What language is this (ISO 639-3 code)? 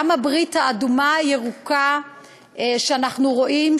heb